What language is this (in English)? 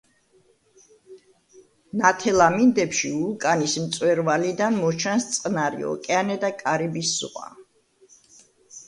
Georgian